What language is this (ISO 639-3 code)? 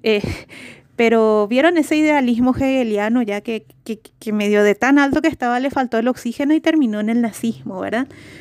spa